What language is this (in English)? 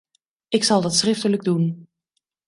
Dutch